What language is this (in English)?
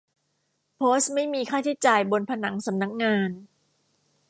Thai